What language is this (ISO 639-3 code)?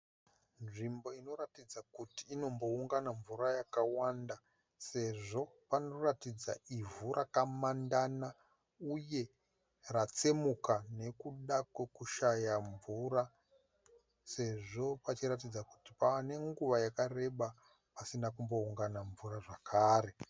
sna